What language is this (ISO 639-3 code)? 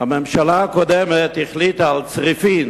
heb